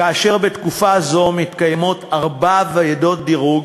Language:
Hebrew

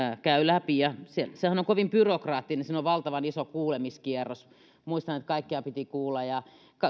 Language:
Finnish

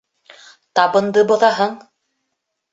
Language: Bashkir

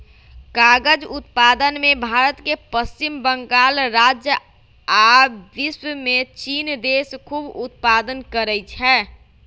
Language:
Magahi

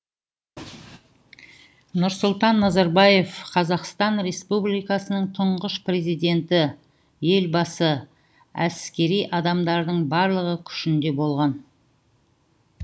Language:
Kazakh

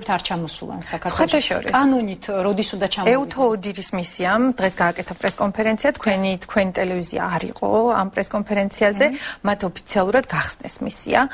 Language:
Romanian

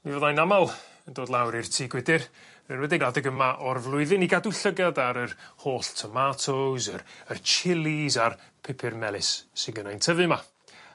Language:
Welsh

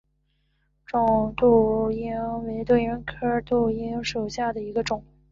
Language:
Chinese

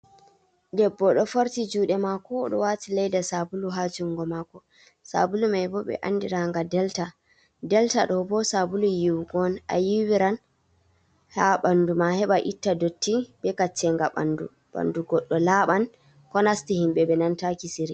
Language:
Fula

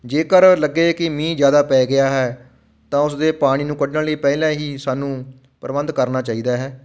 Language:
Punjabi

